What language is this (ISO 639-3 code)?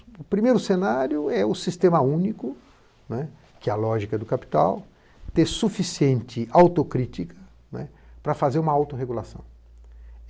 por